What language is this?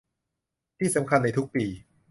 Thai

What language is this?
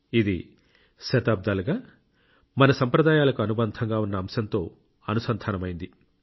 Telugu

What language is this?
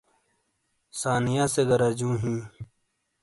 Shina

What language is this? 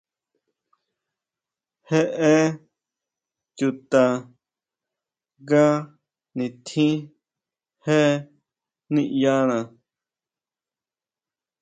Huautla Mazatec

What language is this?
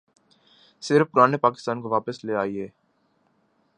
Urdu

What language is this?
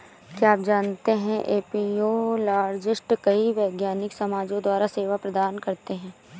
Hindi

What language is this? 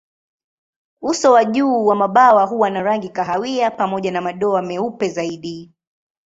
Swahili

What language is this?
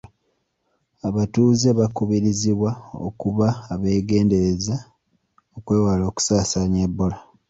Ganda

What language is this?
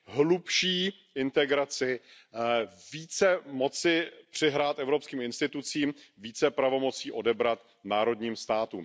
Czech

